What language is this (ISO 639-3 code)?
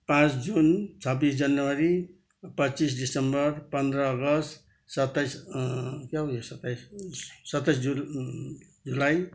nep